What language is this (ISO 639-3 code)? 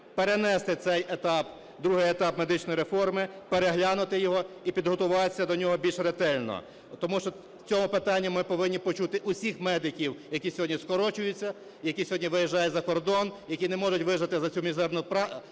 ukr